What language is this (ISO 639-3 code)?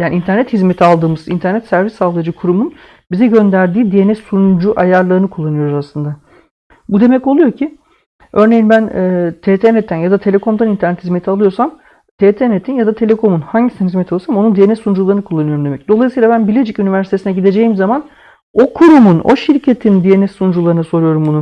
tur